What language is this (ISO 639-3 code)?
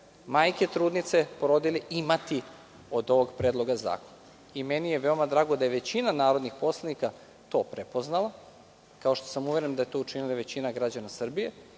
srp